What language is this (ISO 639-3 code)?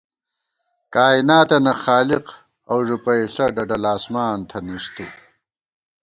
gwt